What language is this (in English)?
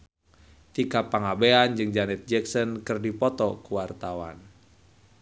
Sundanese